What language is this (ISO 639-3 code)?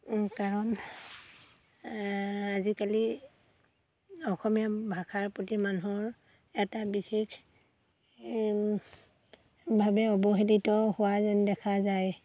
asm